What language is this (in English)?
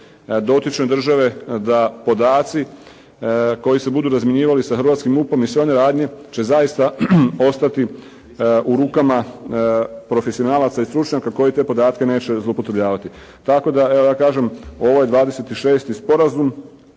Croatian